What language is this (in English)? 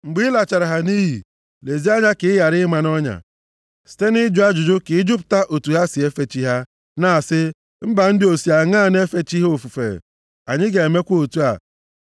Igbo